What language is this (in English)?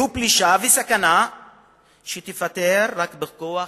Hebrew